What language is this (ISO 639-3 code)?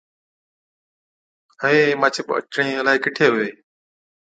odk